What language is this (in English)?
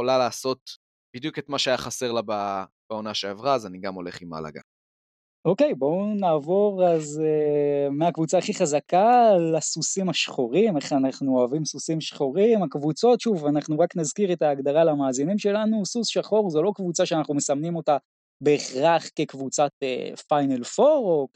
Hebrew